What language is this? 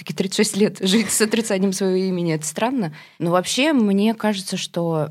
Russian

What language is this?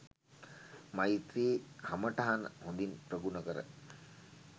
Sinhala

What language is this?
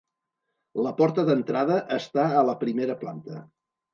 Catalan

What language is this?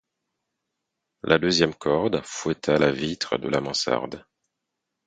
French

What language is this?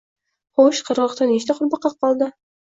Uzbek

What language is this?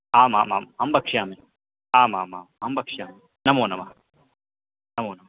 Sanskrit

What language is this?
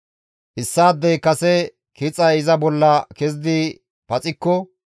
Gamo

